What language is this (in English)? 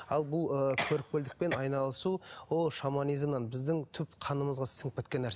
Kazakh